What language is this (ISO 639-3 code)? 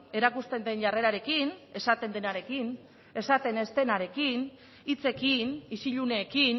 eus